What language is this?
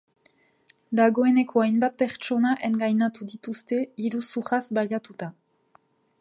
Basque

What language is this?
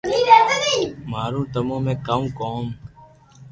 Loarki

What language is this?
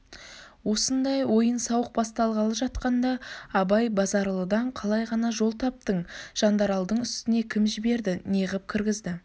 Kazakh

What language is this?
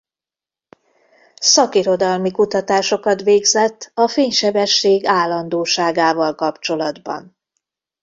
Hungarian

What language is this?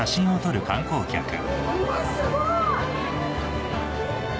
Japanese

